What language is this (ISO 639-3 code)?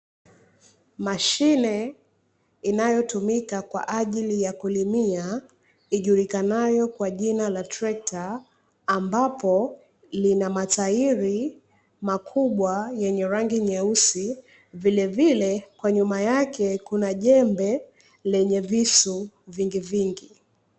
swa